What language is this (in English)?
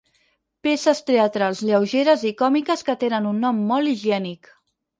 Catalan